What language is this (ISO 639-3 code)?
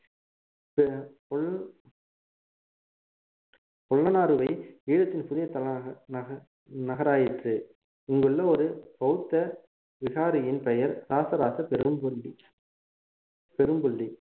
tam